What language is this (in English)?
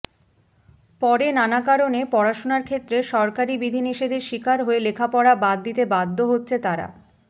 Bangla